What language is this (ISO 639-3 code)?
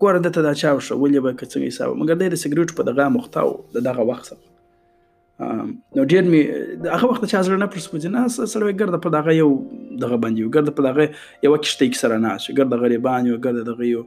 urd